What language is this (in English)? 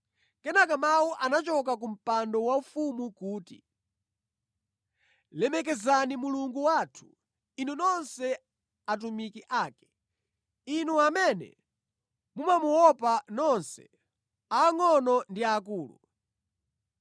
Nyanja